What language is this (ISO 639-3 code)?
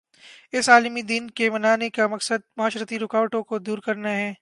urd